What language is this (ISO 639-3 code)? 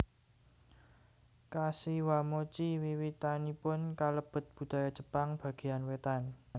jav